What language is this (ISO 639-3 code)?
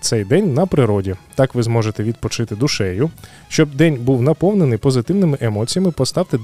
ukr